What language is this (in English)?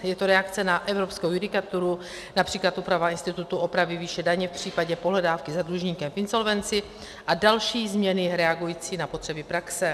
Czech